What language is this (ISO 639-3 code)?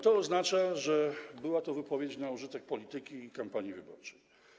pol